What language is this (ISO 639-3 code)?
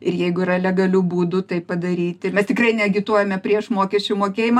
lit